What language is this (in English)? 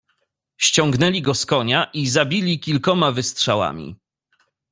Polish